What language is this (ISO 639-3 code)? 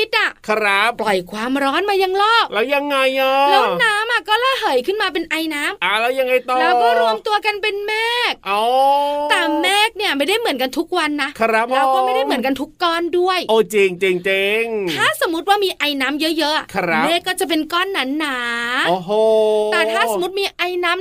tha